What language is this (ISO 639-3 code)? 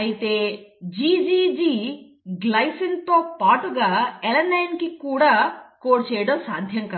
tel